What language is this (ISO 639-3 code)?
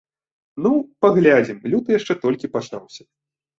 bel